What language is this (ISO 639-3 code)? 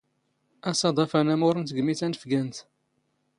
zgh